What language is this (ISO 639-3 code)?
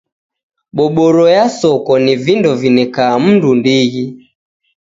dav